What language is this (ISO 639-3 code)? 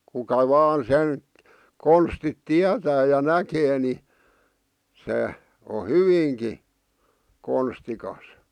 fin